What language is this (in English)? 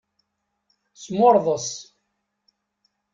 Kabyle